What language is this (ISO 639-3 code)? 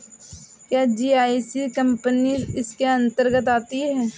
hin